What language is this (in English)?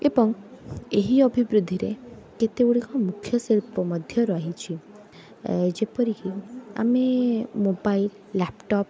Odia